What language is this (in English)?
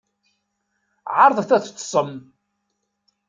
Kabyle